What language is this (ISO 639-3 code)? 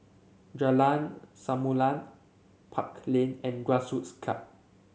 eng